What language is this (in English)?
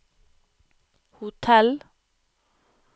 Norwegian